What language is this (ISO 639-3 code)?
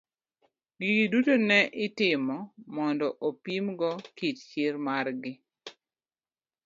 luo